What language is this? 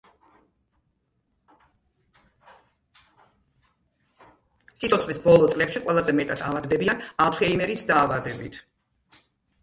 Georgian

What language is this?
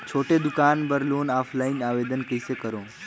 Chhattisgarhi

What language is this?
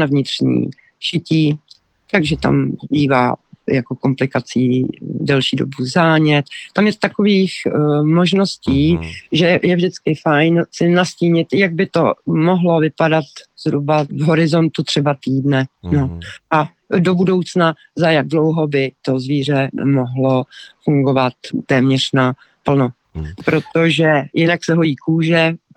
Czech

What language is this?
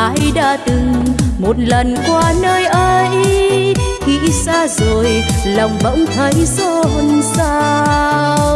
Vietnamese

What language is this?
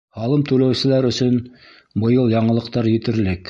Bashkir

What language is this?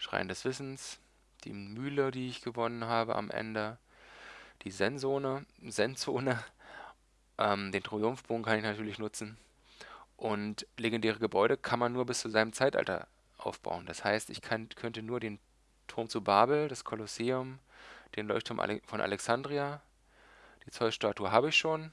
German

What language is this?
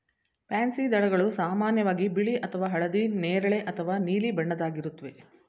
Kannada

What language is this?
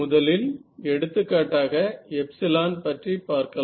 Tamil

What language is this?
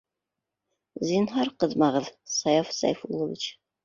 Bashkir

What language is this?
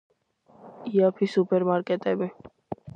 Georgian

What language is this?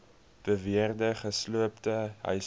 Afrikaans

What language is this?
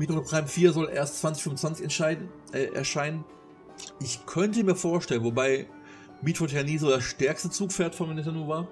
German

